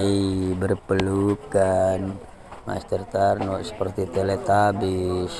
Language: Indonesian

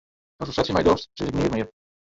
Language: Western Frisian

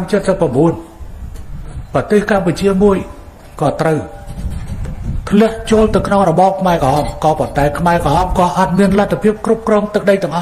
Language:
Thai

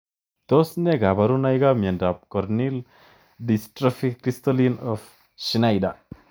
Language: Kalenjin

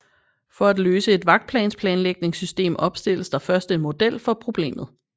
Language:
Danish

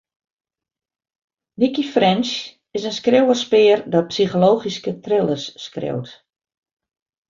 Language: Western Frisian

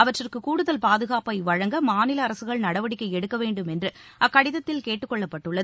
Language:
Tamil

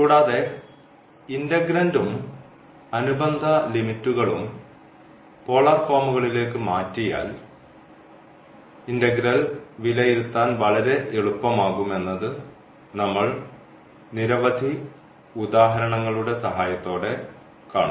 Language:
Malayalam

